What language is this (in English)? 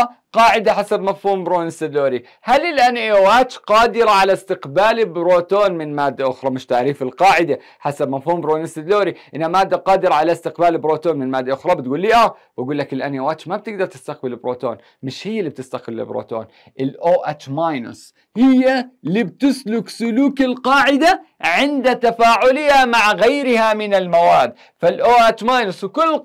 Arabic